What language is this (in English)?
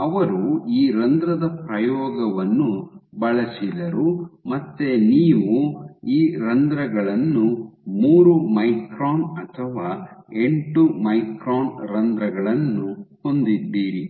Kannada